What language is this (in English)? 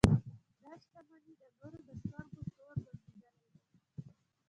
Pashto